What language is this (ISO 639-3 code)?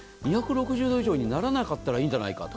jpn